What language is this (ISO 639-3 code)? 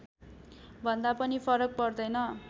nep